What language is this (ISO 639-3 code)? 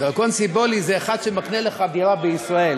heb